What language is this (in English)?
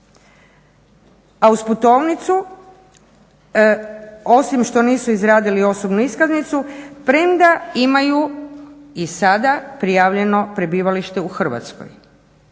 Croatian